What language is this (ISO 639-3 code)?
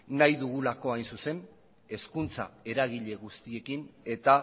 eus